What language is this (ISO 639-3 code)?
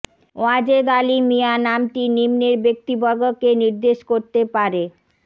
ben